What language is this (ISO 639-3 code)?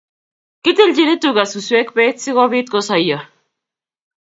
kln